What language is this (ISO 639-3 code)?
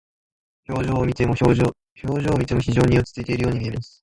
jpn